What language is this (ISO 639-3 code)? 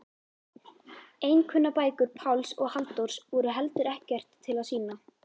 isl